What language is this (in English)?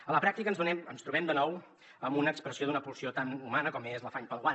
Catalan